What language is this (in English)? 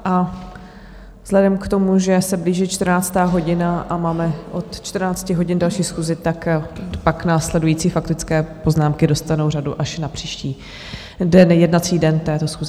Czech